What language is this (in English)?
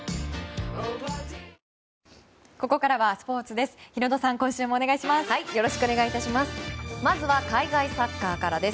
Japanese